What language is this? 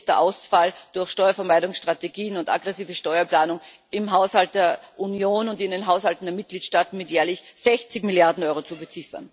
German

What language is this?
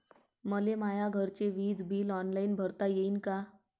Marathi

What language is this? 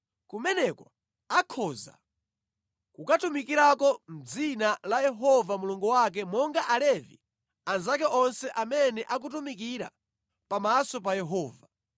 Nyanja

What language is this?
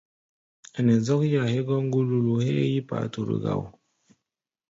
Gbaya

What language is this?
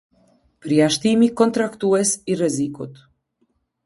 Albanian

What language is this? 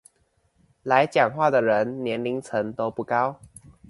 Chinese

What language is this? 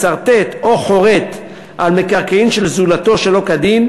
Hebrew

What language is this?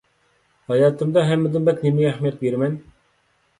Uyghur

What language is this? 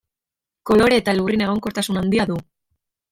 Basque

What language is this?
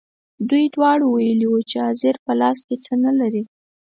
Pashto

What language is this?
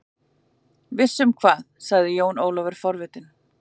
Icelandic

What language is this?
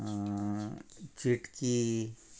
Konkani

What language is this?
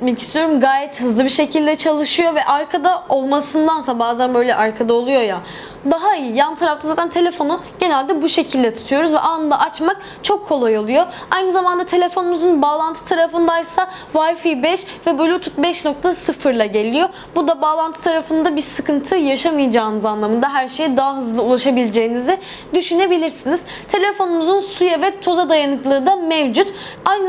Turkish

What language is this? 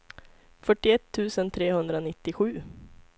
Swedish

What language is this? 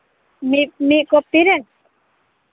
Santali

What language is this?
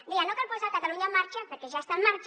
Catalan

